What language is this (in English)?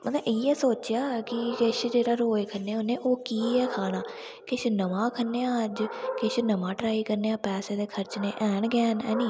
Dogri